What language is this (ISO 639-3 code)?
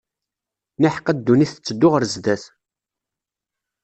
kab